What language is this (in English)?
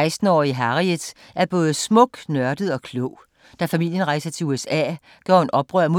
Danish